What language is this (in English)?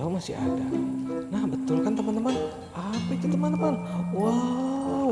Indonesian